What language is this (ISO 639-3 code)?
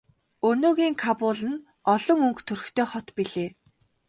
mon